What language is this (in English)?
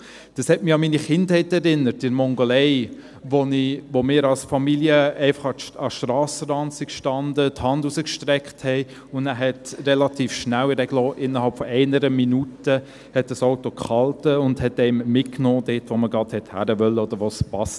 Swiss German